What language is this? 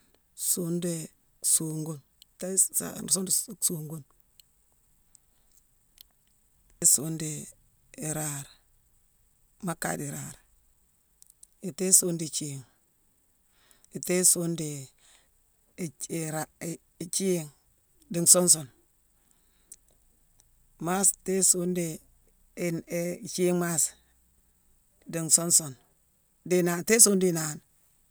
Mansoanka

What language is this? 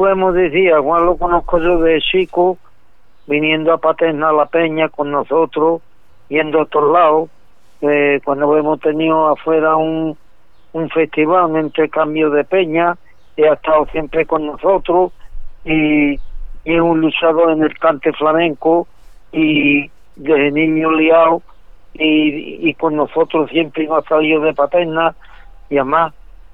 Spanish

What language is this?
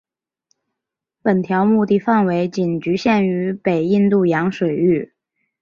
Chinese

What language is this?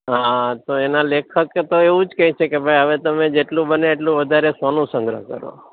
Gujarati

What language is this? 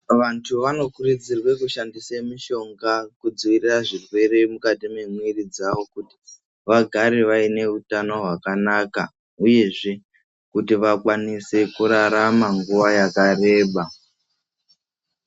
Ndau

